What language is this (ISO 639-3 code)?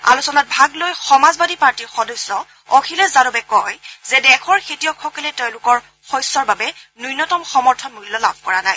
asm